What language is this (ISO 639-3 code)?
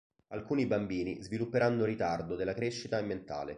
ita